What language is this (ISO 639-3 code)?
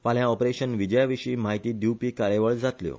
kok